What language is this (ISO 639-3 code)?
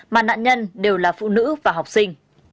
vie